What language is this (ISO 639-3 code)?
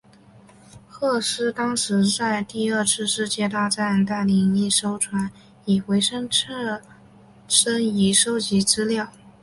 zho